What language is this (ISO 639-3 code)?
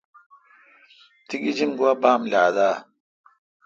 xka